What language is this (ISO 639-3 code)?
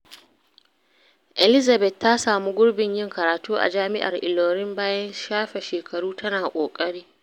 hau